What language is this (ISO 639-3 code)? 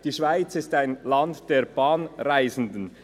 gsw